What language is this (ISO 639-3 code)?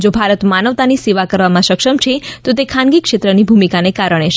guj